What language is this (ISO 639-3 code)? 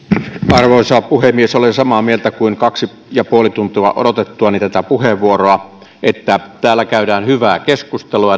fin